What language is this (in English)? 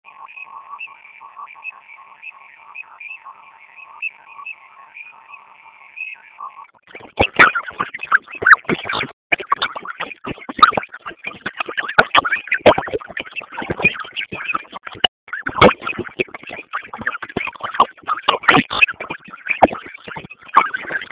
Basque